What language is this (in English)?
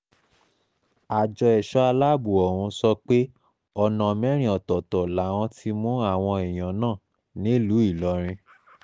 Yoruba